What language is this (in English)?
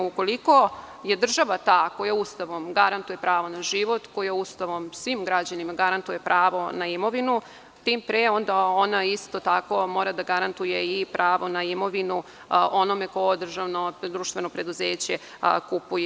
Serbian